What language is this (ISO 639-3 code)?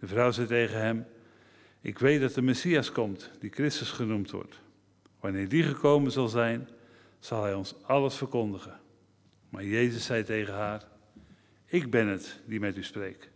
nld